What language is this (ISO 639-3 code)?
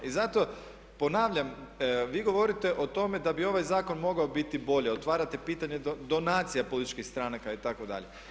hrv